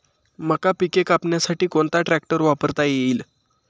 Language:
Marathi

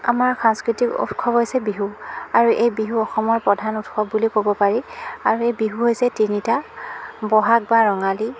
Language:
Assamese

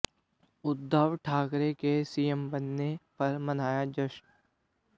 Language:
Hindi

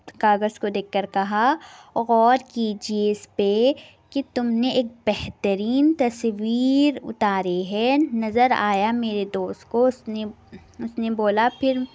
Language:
Urdu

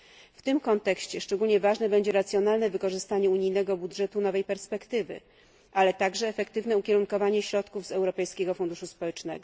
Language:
Polish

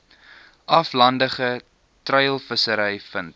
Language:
Afrikaans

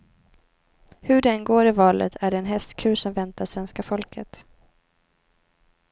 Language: Swedish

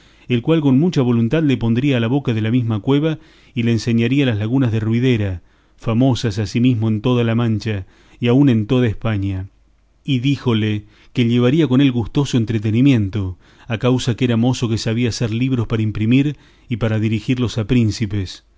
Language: Spanish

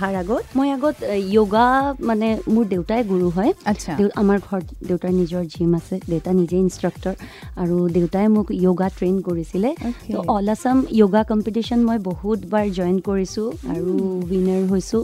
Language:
Hindi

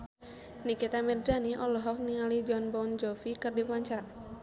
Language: Sundanese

